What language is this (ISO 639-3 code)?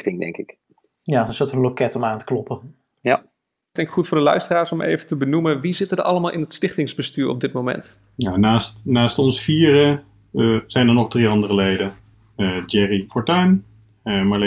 nld